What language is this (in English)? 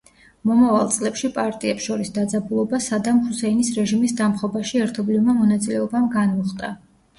Georgian